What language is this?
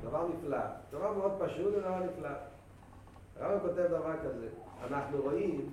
Hebrew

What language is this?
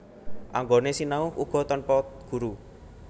Javanese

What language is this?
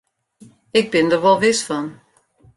Western Frisian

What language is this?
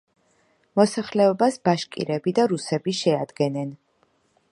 Georgian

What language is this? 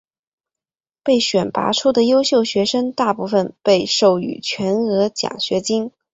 Chinese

